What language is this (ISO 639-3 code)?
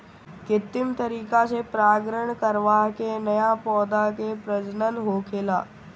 bho